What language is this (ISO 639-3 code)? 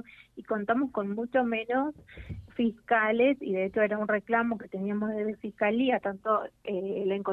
spa